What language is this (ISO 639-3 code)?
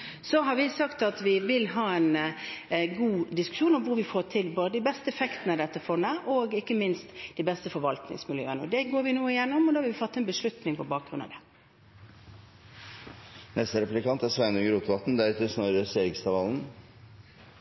nor